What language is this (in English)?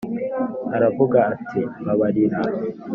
Kinyarwanda